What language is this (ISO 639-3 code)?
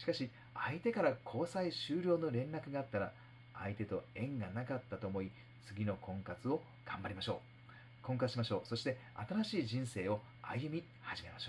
jpn